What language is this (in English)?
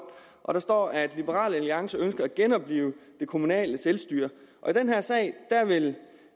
Danish